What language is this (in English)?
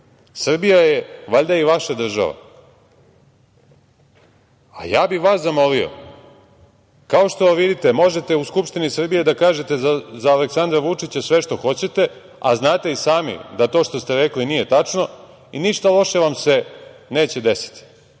Serbian